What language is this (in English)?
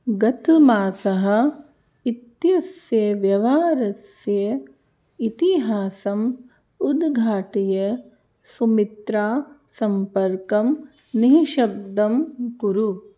Sanskrit